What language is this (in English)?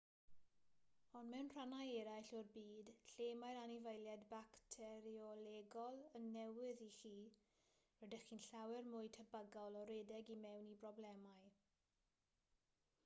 Welsh